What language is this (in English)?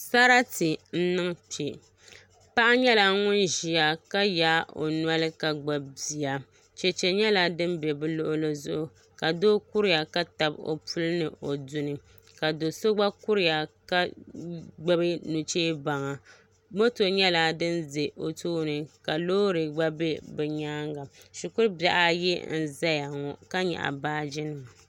Dagbani